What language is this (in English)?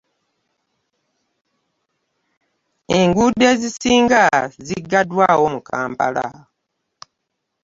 Ganda